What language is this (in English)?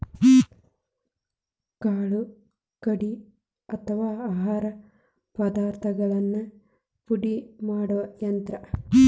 Kannada